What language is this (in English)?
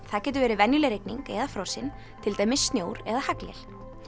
Icelandic